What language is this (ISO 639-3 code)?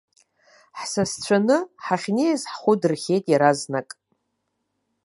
abk